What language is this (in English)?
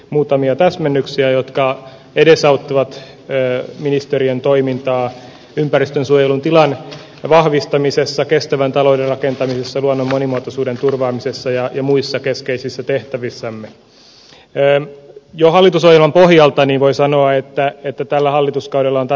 Finnish